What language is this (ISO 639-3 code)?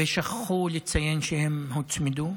heb